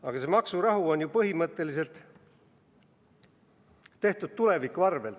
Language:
Estonian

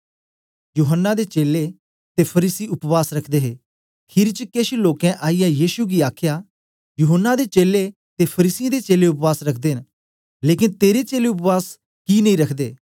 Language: Dogri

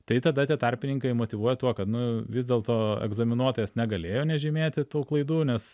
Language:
Lithuanian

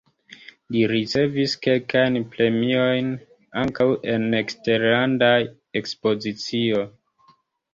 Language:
Esperanto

